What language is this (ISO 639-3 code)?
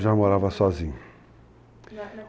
por